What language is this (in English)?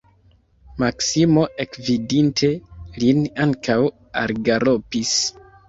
Esperanto